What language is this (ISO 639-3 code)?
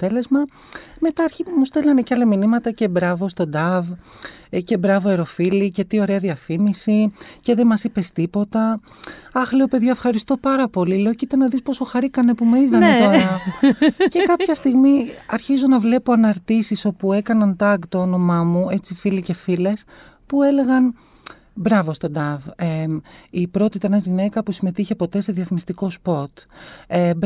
ell